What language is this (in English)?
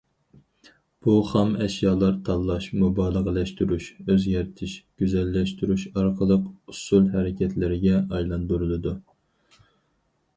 Uyghur